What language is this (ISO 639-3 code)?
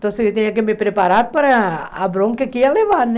por